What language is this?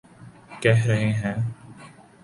Urdu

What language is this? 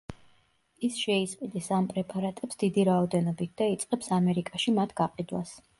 Georgian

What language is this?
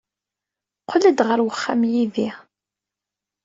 Kabyle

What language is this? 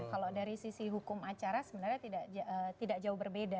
Indonesian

